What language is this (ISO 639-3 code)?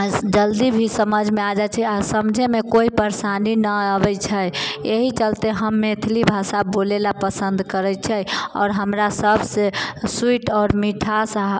mai